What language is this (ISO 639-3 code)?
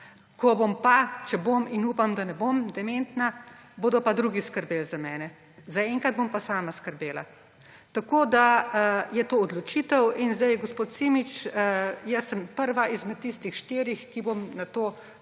slv